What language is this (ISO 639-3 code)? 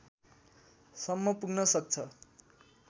nep